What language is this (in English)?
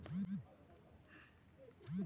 Magahi